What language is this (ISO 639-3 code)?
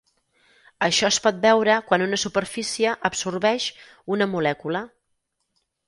cat